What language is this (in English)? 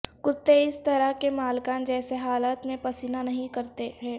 Urdu